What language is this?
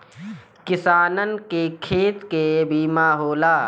Bhojpuri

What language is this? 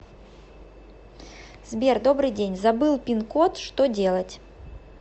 Russian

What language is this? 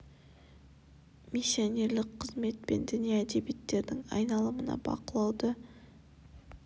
Kazakh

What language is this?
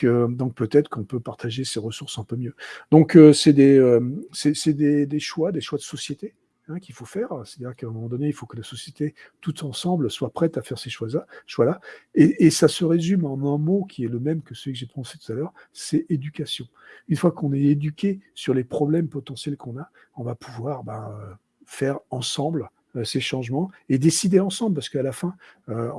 French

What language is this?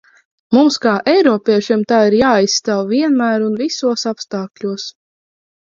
Latvian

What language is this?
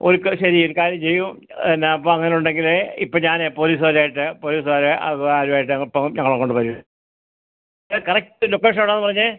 Malayalam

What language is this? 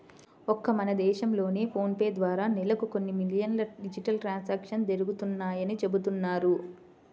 Telugu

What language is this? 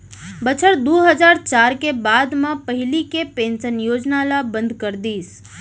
Chhattisgarhi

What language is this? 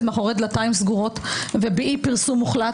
Hebrew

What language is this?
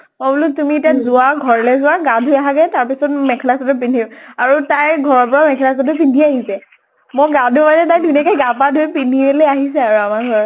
Assamese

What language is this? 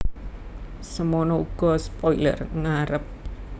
Javanese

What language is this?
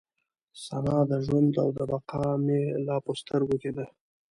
Pashto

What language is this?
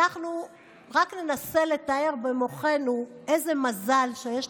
Hebrew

